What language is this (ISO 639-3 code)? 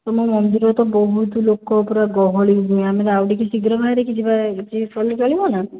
ori